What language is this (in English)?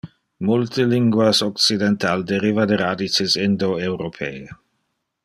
Interlingua